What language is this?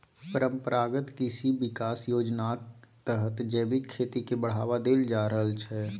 Maithili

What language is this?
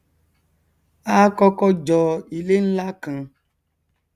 Yoruba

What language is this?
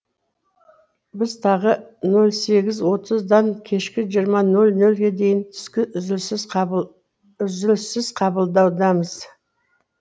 Kazakh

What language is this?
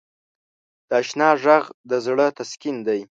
Pashto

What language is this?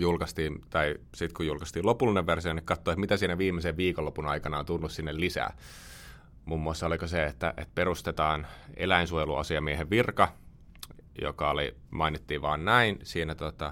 Finnish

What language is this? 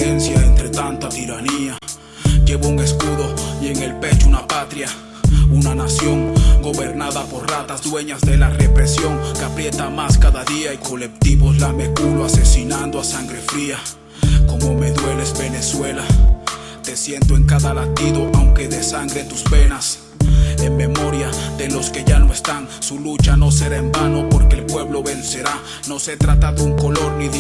Spanish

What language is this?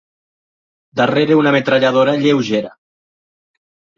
Catalan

